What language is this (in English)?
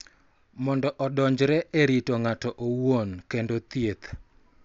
Luo (Kenya and Tanzania)